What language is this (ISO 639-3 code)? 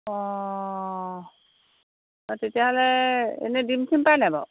asm